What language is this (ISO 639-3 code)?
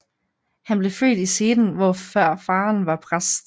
dan